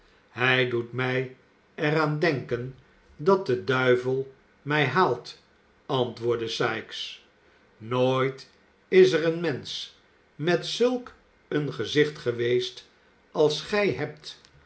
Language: Dutch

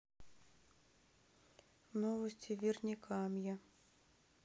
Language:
Russian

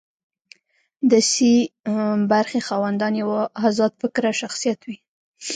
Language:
Pashto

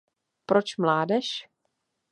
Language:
Czech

